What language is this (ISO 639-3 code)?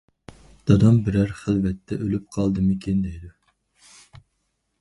uig